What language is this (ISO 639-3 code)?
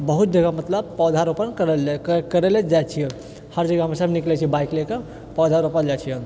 mai